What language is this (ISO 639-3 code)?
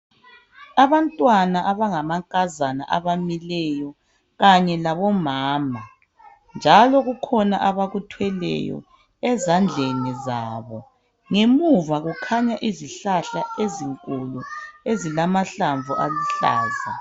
nde